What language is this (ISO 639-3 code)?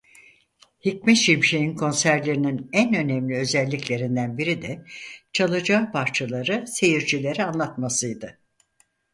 tur